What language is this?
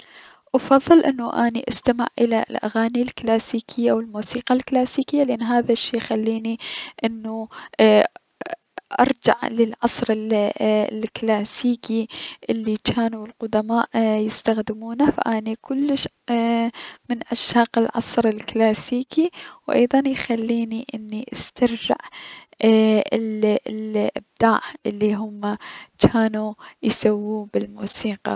Mesopotamian Arabic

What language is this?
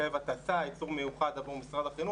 Hebrew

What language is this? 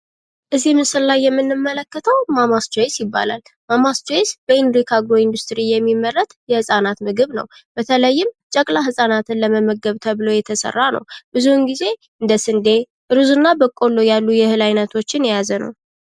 Amharic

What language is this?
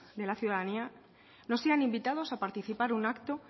Spanish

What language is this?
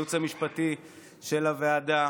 Hebrew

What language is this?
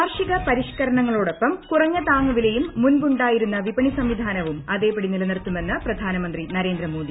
Malayalam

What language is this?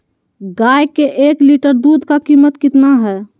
Magahi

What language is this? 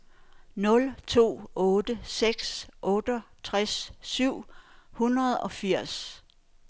Danish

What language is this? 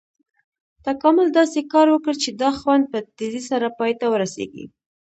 Pashto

